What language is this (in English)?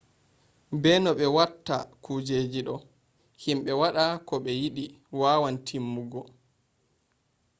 Fula